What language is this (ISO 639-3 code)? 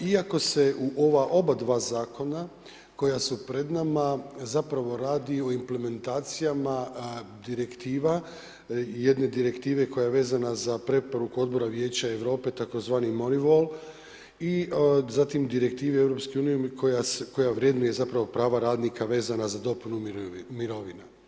hrv